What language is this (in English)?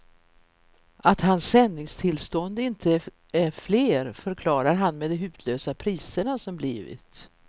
Swedish